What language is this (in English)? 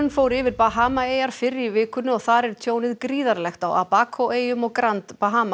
Icelandic